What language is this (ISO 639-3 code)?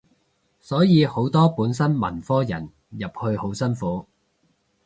yue